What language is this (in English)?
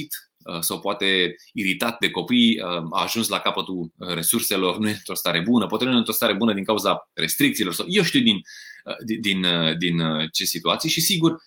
Romanian